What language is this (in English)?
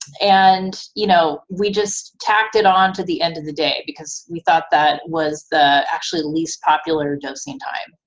English